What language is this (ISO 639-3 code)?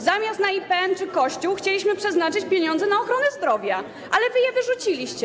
pol